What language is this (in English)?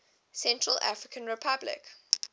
English